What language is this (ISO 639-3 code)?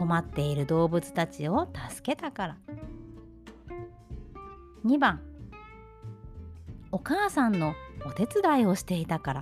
jpn